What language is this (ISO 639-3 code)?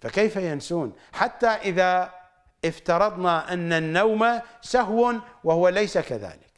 ara